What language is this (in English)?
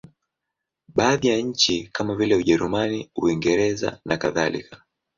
Swahili